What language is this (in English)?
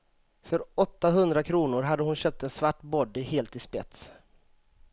Swedish